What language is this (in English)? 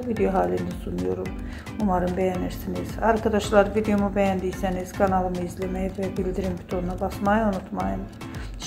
Turkish